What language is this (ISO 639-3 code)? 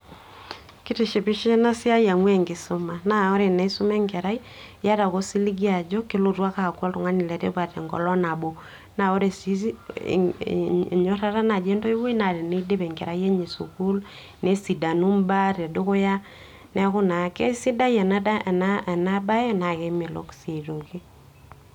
mas